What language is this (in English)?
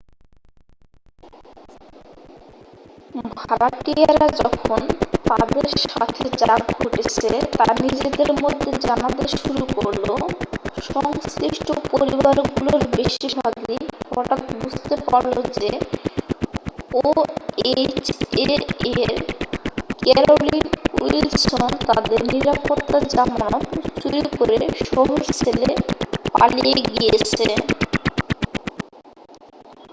Bangla